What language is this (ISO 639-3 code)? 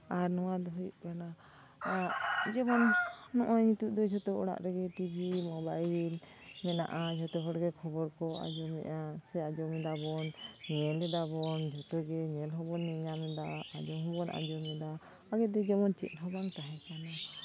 sat